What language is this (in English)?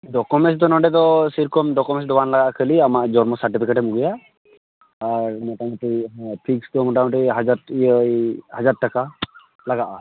Santali